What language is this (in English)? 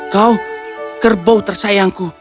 Indonesian